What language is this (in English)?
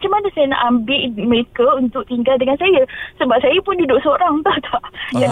Malay